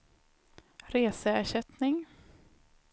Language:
Swedish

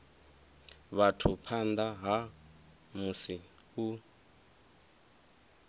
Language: Venda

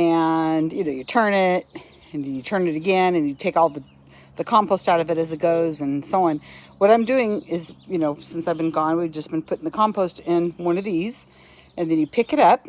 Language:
English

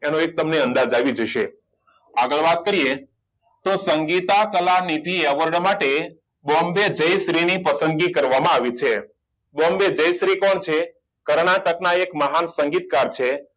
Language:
Gujarati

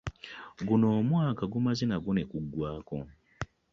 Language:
Ganda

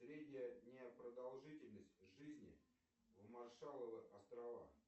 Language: Russian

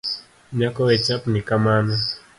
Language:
Luo (Kenya and Tanzania)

